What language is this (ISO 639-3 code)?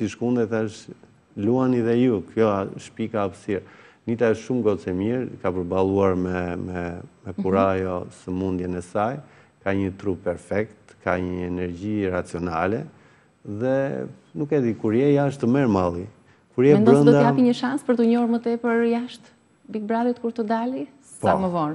ron